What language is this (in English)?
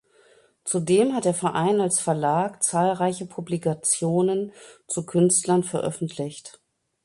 German